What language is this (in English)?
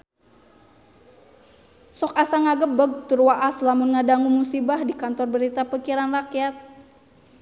Sundanese